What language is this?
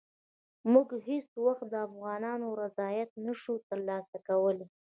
Pashto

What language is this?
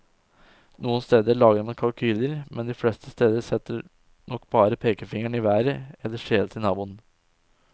Norwegian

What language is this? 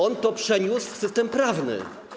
Polish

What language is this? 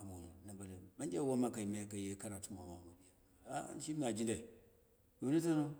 Dera (Nigeria)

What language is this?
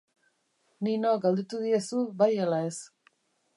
Basque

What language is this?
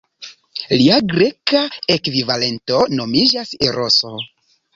Esperanto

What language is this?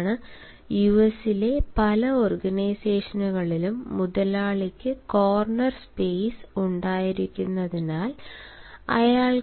Malayalam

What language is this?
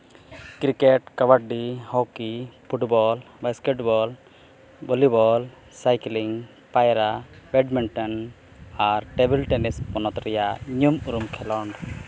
Santali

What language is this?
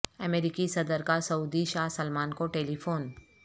Urdu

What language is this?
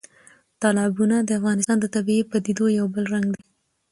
Pashto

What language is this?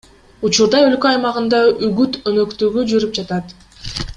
Kyrgyz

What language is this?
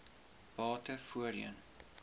Afrikaans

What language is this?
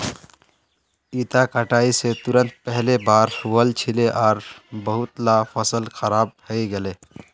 Magahi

